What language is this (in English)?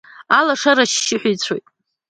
Abkhazian